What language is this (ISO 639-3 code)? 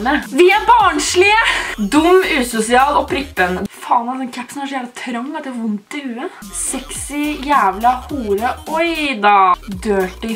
nor